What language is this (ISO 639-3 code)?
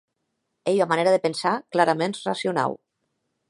oci